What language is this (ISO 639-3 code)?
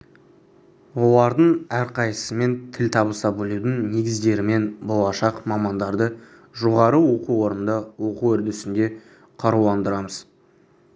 kaz